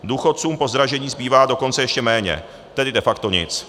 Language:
Czech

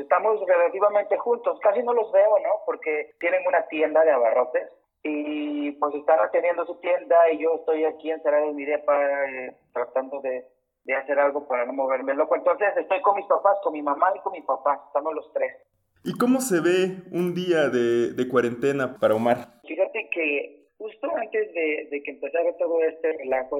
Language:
Spanish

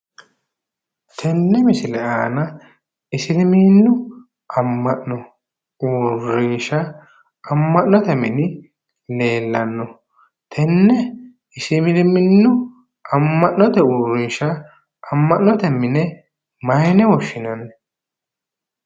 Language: Sidamo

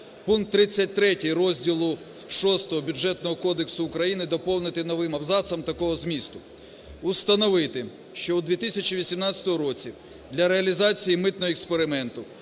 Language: Ukrainian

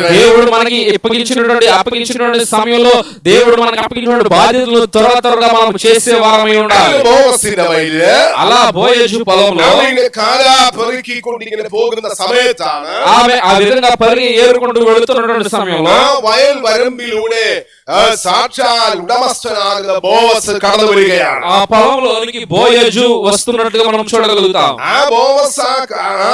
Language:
Portuguese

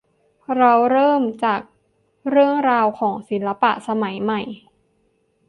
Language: Thai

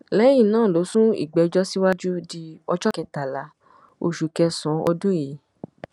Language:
Yoruba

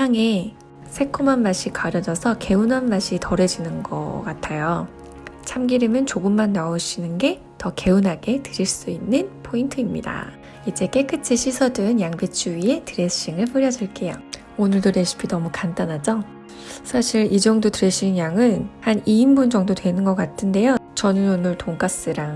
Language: Korean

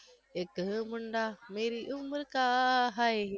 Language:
Gujarati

